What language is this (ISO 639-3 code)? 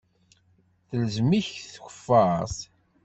kab